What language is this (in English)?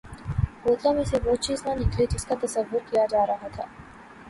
Urdu